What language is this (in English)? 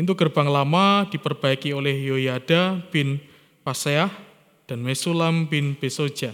Indonesian